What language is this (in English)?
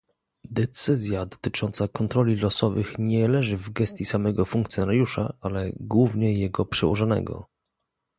Polish